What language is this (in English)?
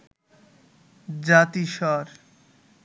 Bangla